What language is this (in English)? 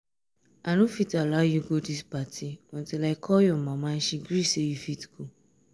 Nigerian Pidgin